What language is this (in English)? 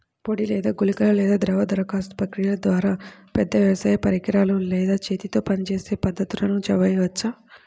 Telugu